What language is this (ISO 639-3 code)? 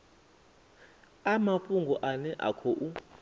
ven